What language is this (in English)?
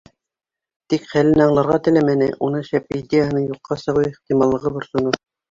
Bashkir